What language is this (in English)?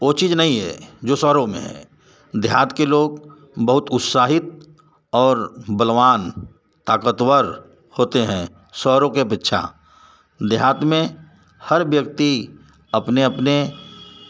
Hindi